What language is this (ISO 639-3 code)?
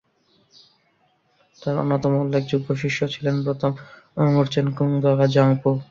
ben